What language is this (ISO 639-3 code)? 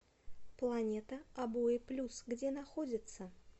rus